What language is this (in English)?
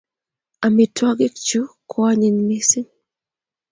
Kalenjin